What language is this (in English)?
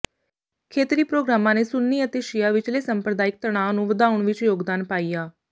Punjabi